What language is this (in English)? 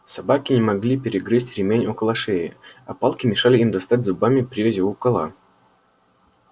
Russian